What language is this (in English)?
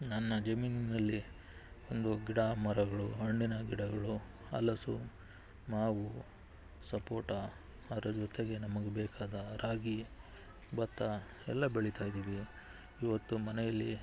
Kannada